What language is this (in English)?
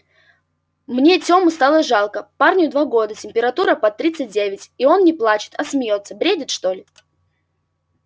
Russian